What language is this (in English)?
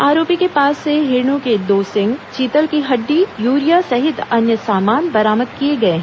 Hindi